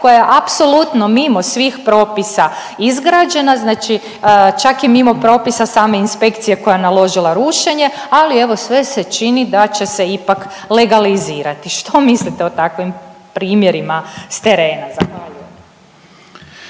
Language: Croatian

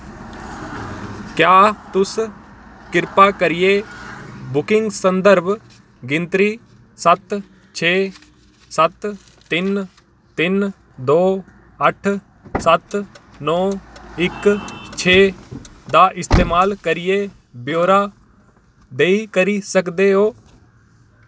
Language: Dogri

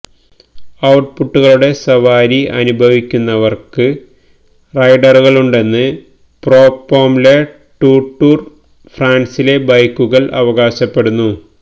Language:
Malayalam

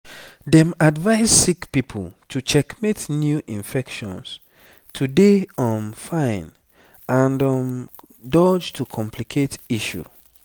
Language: Nigerian Pidgin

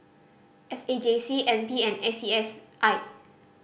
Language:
English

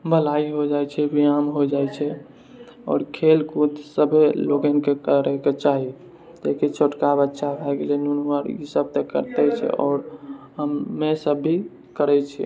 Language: Maithili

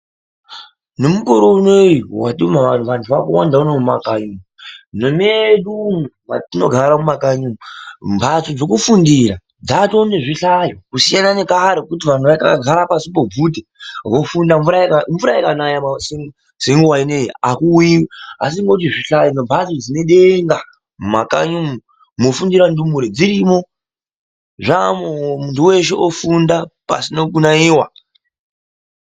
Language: Ndau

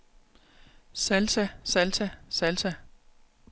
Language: Danish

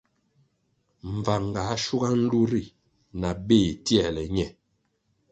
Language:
Kwasio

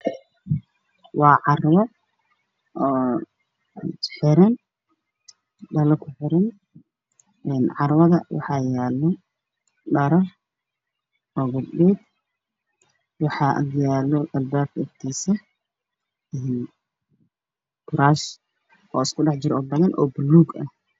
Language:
Somali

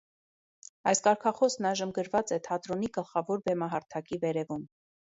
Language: Armenian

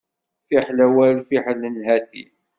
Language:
Kabyle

